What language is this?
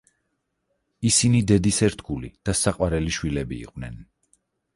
Georgian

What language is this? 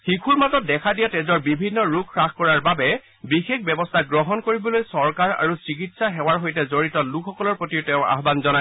Assamese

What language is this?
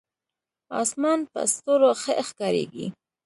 Pashto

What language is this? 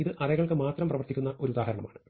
Malayalam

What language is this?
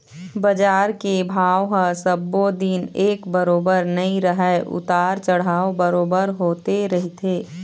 Chhattisgarhi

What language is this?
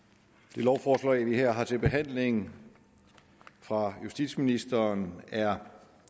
Danish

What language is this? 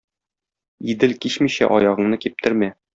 Tatar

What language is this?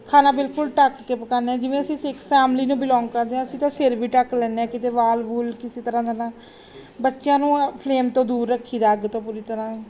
Punjabi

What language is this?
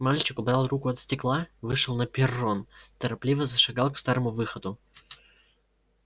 Russian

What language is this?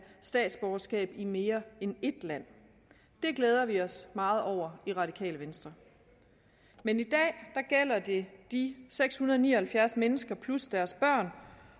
Danish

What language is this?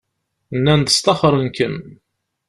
Kabyle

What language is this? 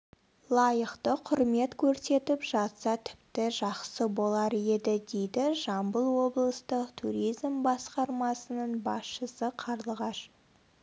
Kazakh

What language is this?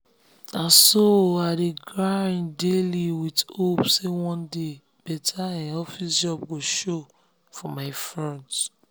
Nigerian Pidgin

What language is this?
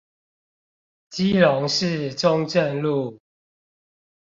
Chinese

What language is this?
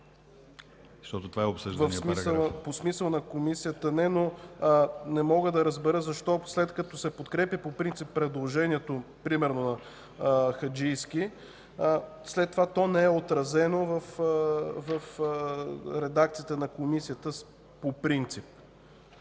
Bulgarian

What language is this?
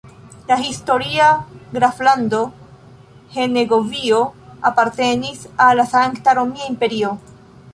Esperanto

